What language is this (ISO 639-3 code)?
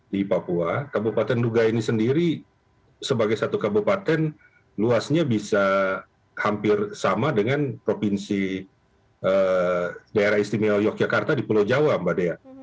ind